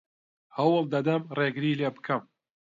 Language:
Central Kurdish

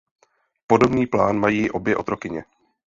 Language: Czech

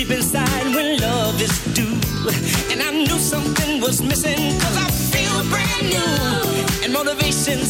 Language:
Slovak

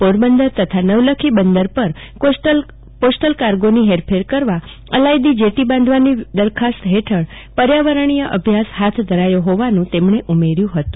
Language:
Gujarati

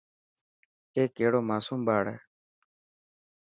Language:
Dhatki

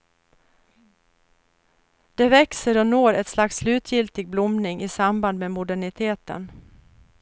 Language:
Swedish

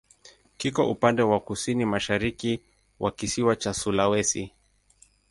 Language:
Swahili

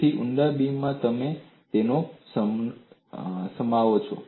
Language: Gujarati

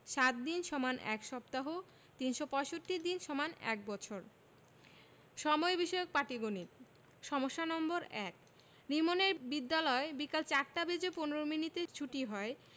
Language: Bangla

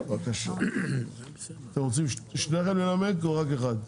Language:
Hebrew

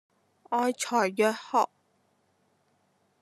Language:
Cantonese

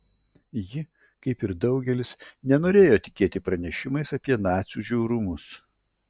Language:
Lithuanian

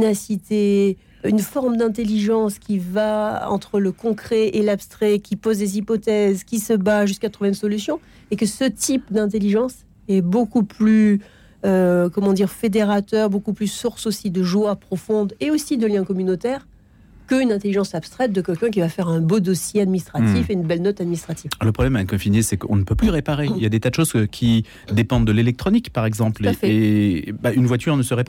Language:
French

